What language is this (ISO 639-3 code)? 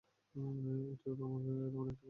ben